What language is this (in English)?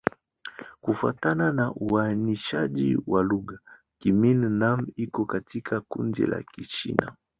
Swahili